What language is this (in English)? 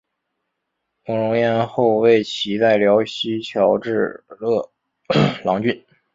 Chinese